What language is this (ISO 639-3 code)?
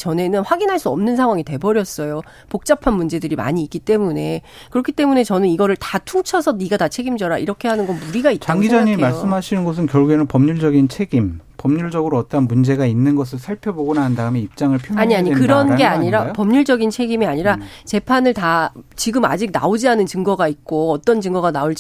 kor